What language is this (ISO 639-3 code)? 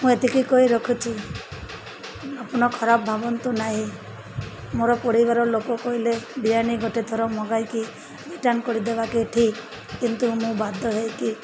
ori